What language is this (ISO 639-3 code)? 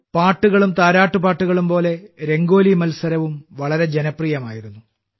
mal